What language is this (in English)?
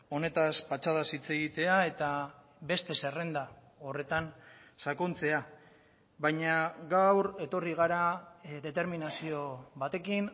Basque